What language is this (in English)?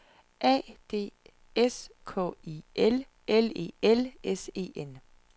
Danish